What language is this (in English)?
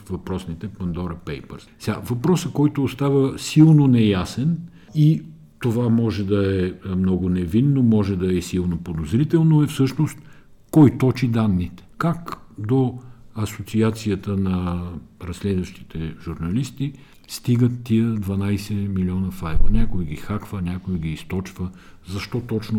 Bulgarian